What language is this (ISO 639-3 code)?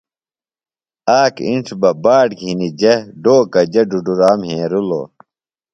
phl